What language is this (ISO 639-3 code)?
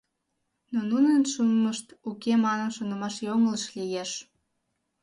chm